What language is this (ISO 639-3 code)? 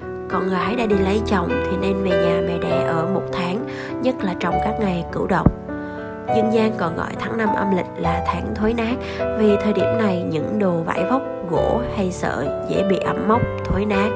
vie